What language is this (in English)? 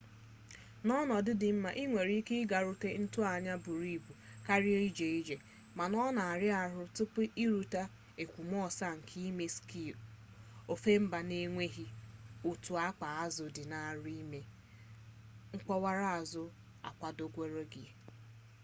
Igbo